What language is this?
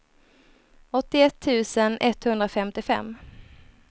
Swedish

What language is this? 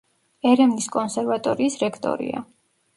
Georgian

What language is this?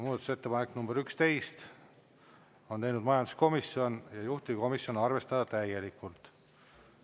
Estonian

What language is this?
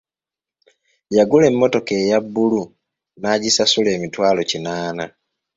Ganda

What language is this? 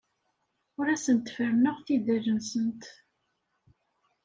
Kabyle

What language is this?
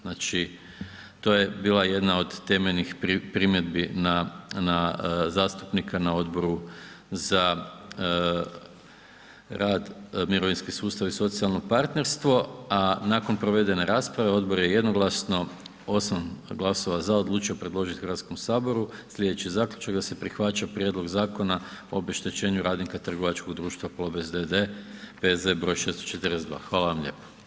Croatian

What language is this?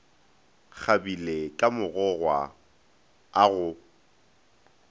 Northern Sotho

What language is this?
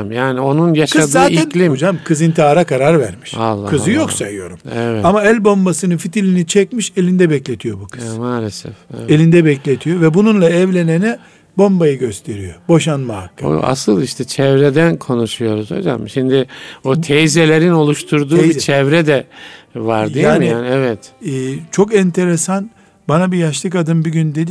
Turkish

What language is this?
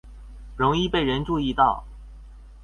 Chinese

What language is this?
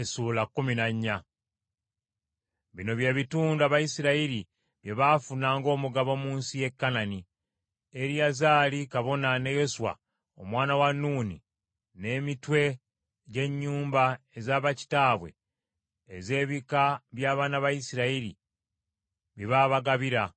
Ganda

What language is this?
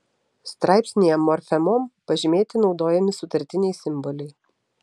Lithuanian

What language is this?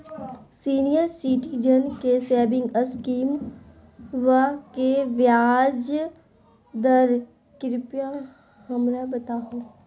Magahi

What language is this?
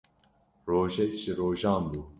Kurdish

